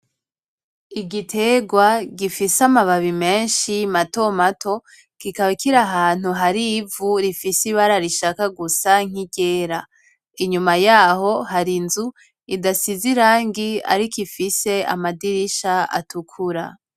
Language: Rundi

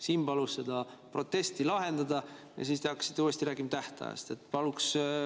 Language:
Estonian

